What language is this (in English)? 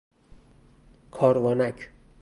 Persian